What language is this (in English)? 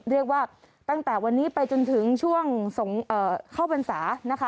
Thai